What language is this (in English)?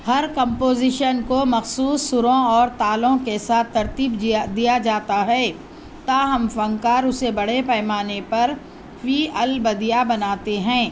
Urdu